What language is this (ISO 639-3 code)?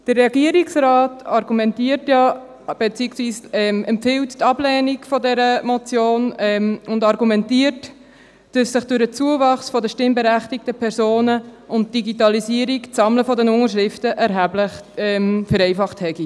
gsw